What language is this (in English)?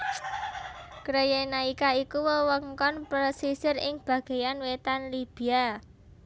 Javanese